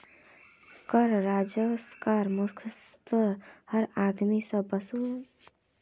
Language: Magahi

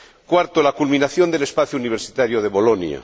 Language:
Spanish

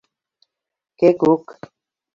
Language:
Bashkir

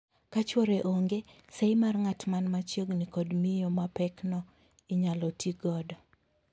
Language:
Luo (Kenya and Tanzania)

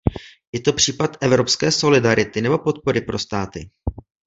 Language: Czech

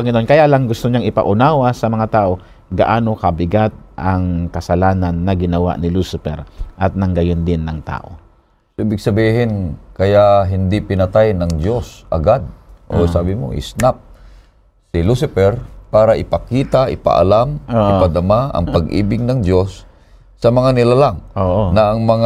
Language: Filipino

